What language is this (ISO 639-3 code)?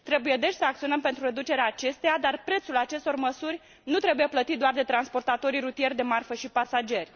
ron